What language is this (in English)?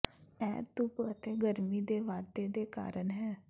Punjabi